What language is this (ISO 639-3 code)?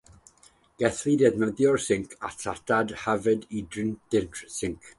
cym